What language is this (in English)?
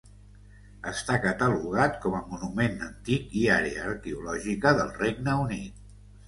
Catalan